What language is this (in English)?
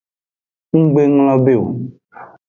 Aja (Benin)